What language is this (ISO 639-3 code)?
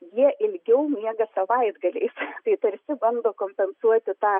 lit